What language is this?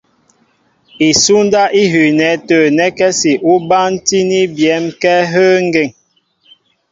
Mbo (Cameroon)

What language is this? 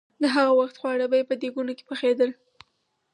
Pashto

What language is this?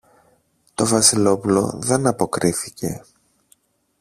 Greek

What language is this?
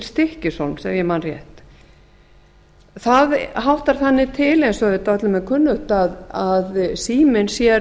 Icelandic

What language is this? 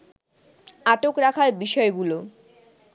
Bangla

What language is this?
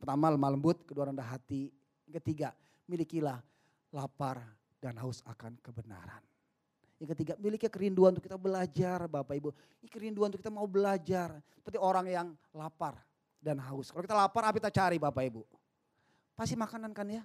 Indonesian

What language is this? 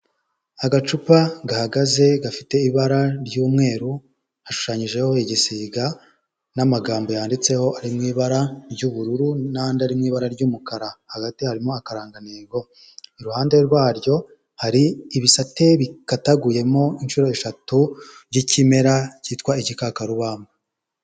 Kinyarwanda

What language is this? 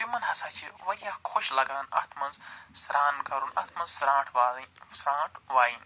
Kashmiri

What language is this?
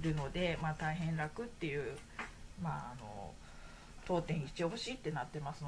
Japanese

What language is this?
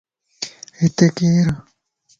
Lasi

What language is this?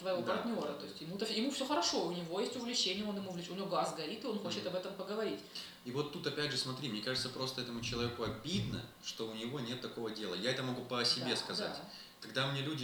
Russian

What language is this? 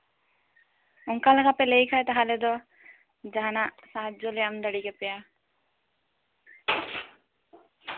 Santali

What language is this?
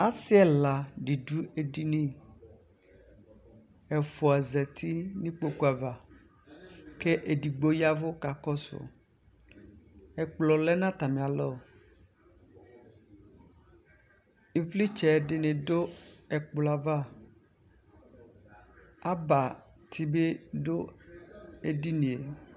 Ikposo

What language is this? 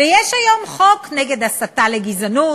Hebrew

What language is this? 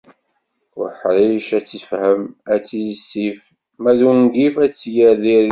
Kabyle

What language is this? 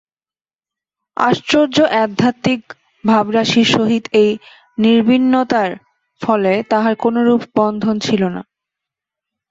Bangla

